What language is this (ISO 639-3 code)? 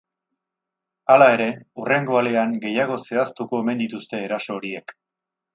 eus